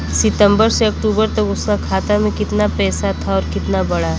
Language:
Bhojpuri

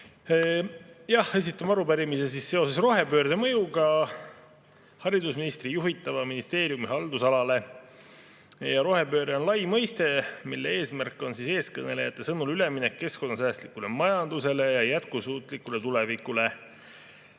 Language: Estonian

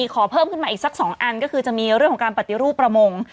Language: Thai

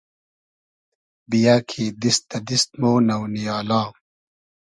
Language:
Hazaragi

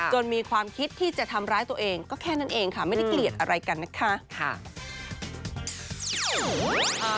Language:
Thai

